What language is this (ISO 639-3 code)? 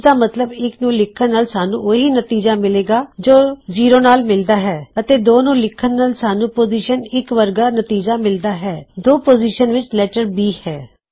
pan